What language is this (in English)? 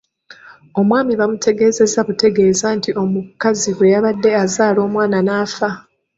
Ganda